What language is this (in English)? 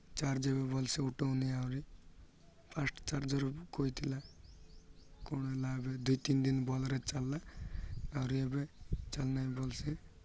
Odia